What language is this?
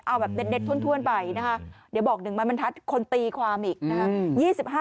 Thai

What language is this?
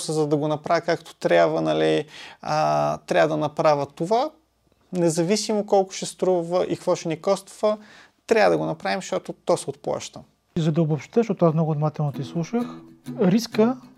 Bulgarian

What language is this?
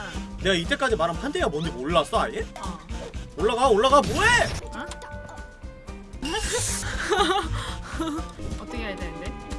Korean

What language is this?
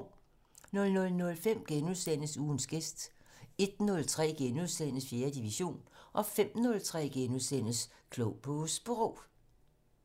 Danish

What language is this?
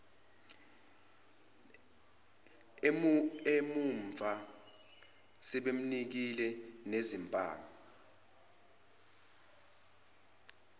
Zulu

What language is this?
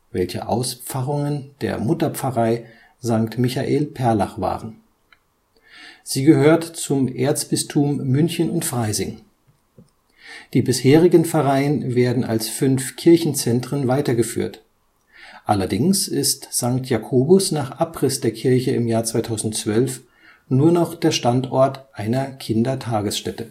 German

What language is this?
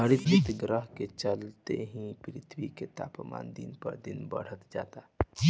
Bhojpuri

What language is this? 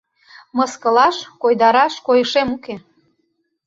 Mari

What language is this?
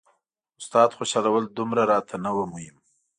Pashto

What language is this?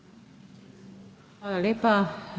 Slovenian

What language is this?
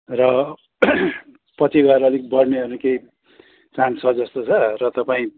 Nepali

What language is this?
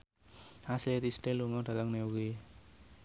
Javanese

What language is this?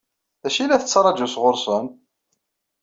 Kabyle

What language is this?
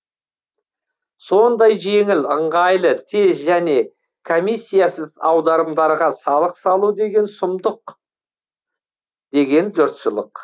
Kazakh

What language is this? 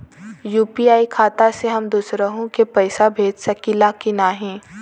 Bhojpuri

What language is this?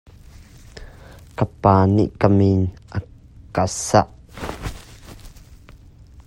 Hakha Chin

